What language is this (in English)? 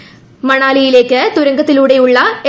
Malayalam